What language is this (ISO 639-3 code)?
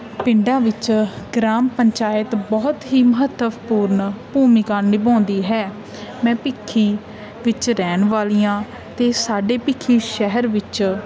pan